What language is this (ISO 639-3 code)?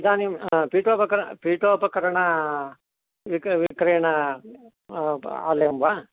san